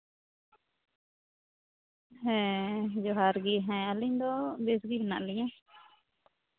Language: Santali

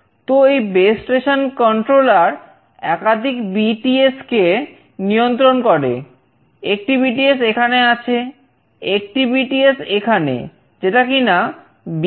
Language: Bangla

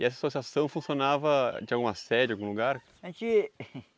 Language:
Portuguese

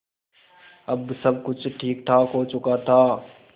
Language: Hindi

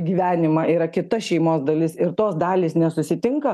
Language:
Lithuanian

